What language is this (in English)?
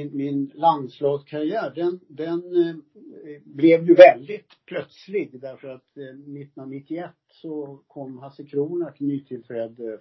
Swedish